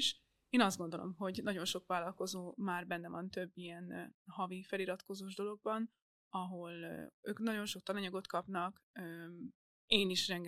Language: Hungarian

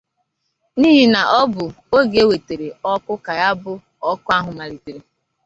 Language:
Igbo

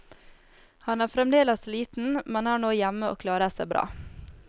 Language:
Norwegian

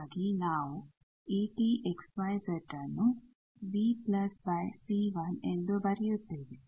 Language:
Kannada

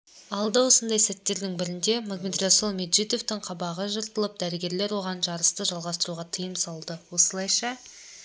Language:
Kazakh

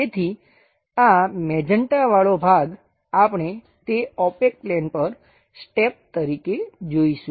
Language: Gujarati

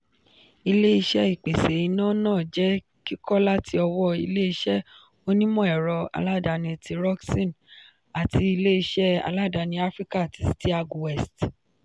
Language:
Yoruba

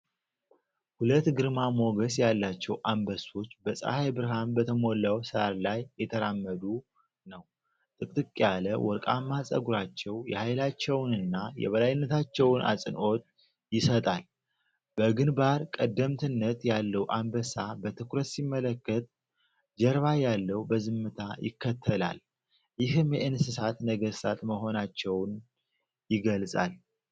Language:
Amharic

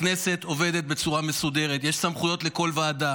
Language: Hebrew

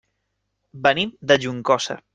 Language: Catalan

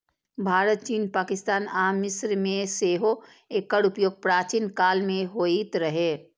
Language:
Maithili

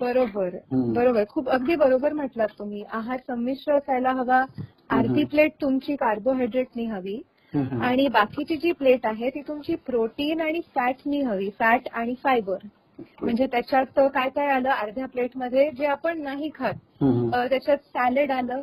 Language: Marathi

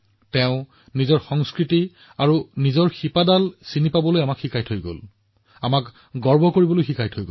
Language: Assamese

